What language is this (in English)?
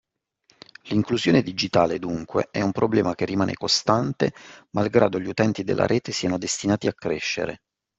Italian